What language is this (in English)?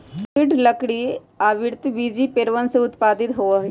Magahi